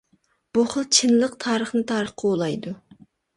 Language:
Uyghur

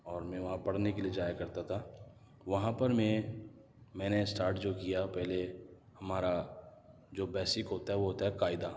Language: Urdu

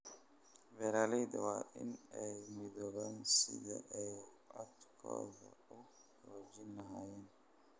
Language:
Somali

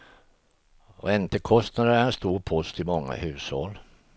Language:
Swedish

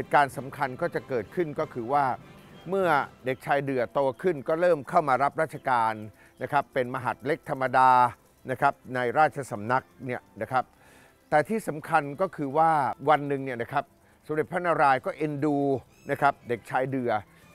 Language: Thai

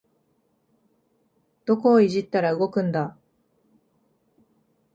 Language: Japanese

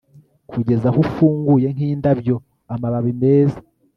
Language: Kinyarwanda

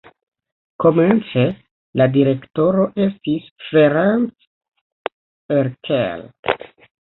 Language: Esperanto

